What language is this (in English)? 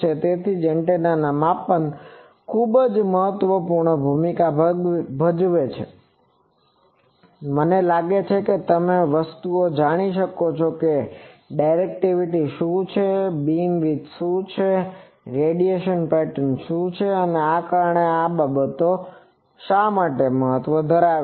Gujarati